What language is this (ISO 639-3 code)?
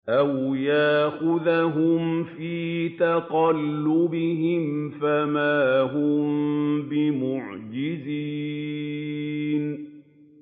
ara